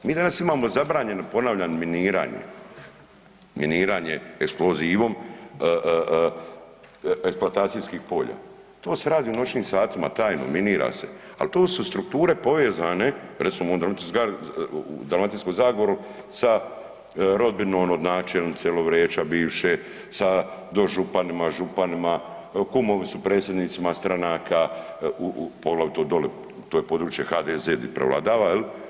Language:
Croatian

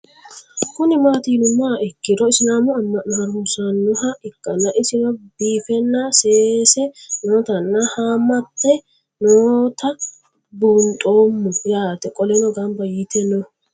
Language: Sidamo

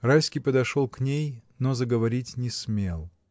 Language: Russian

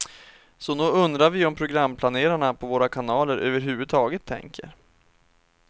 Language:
Swedish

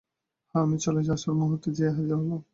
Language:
Bangla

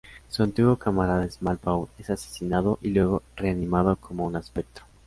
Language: Spanish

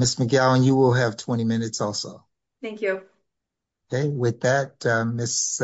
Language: English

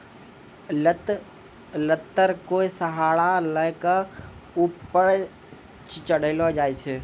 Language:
Maithili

